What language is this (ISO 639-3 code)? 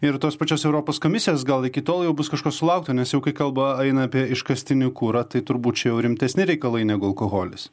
lit